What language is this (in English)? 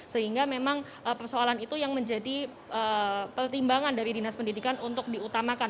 Indonesian